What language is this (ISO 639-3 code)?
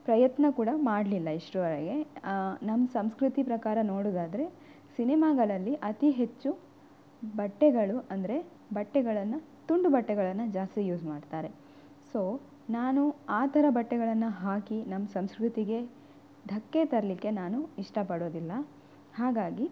kan